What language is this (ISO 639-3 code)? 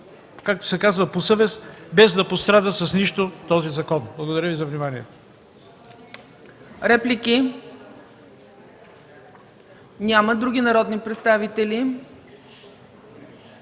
bul